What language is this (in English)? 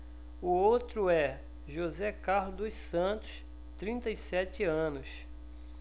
Portuguese